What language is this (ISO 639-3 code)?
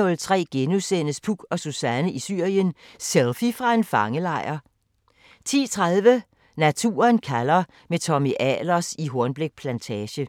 dan